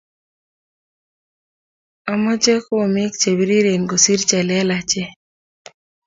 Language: Kalenjin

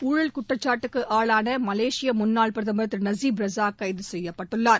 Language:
Tamil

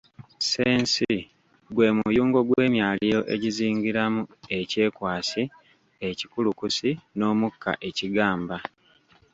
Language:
Ganda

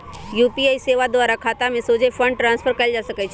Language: Magahi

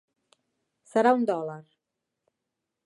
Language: Catalan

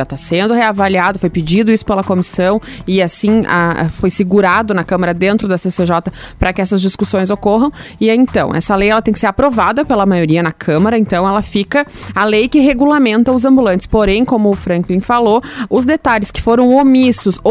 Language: Portuguese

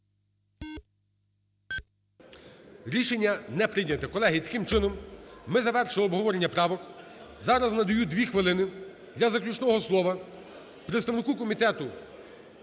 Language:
Ukrainian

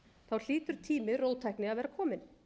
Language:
Icelandic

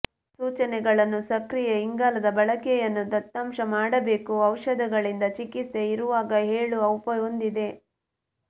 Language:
Kannada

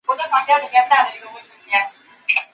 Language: Chinese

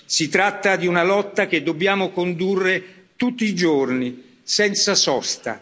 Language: Italian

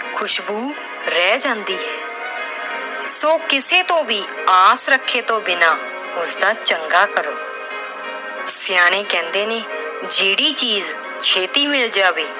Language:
Punjabi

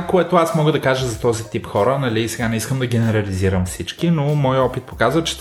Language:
Bulgarian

